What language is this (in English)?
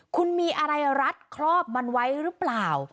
Thai